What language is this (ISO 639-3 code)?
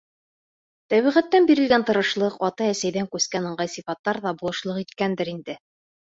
bak